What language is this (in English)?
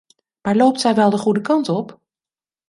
Dutch